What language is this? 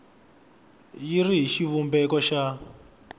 Tsonga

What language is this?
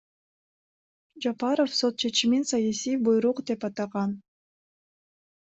Kyrgyz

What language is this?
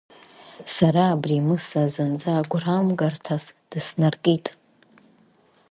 Abkhazian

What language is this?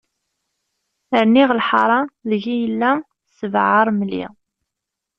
Kabyle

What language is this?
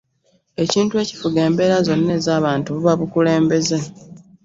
Ganda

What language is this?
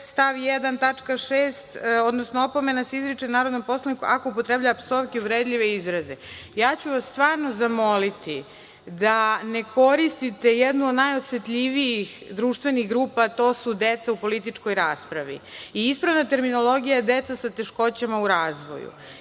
Serbian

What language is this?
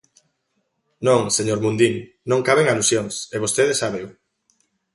Galician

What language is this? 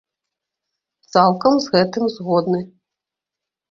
Belarusian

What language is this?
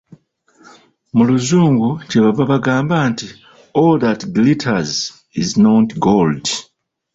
Ganda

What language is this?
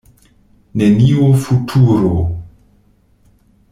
Esperanto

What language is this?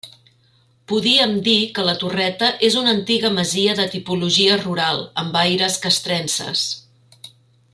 Catalan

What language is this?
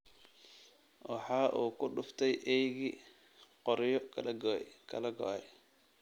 Somali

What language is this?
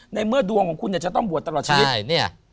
Thai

